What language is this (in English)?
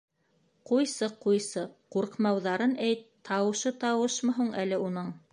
Bashkir